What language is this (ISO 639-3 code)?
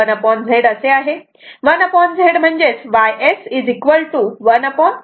mar